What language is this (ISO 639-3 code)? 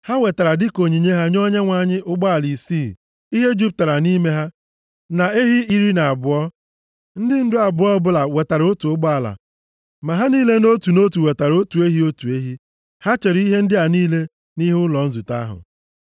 ibo